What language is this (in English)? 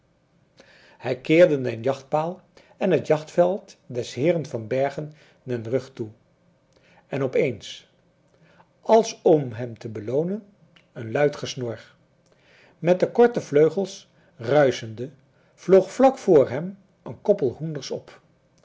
Dutch